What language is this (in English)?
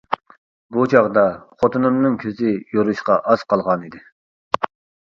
Uyghur